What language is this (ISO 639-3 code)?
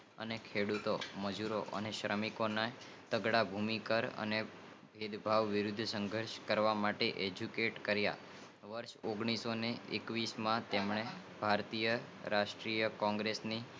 guj